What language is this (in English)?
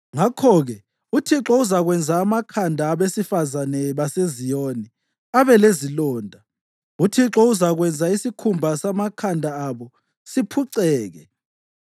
North Ndebele